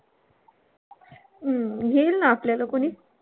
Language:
Marathi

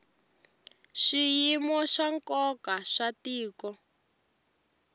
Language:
Tsonga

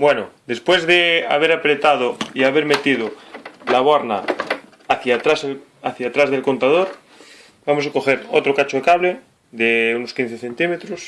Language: Spanish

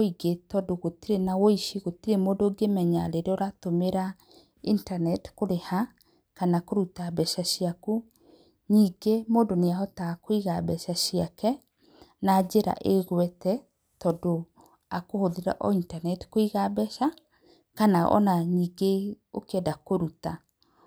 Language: Kikuyu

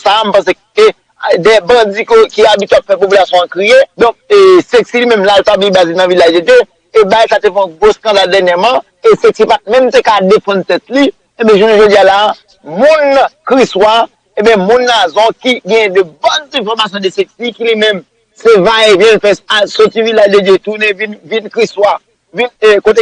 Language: French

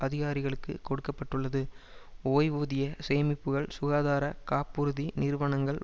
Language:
Tamil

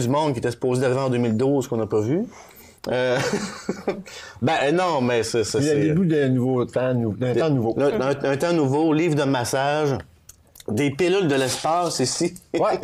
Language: French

